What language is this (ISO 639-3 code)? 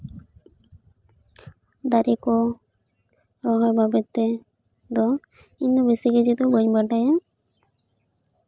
sat